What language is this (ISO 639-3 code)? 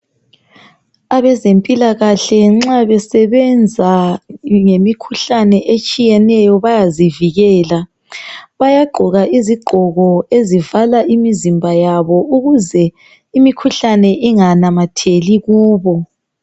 nde